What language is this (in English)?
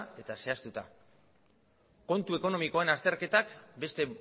Basque